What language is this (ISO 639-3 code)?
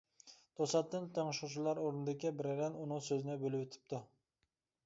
uig